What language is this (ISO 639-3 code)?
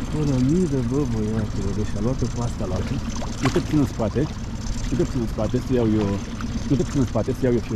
ron